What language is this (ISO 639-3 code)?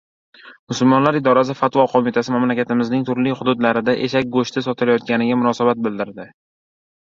uzb